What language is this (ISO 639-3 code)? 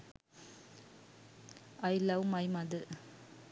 sin